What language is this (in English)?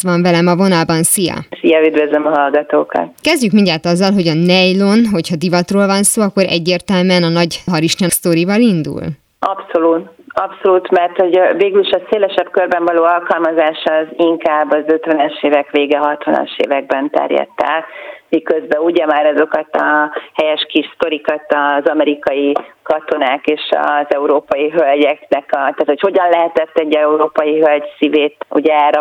Hungarian